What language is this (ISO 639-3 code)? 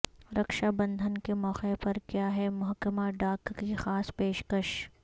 urd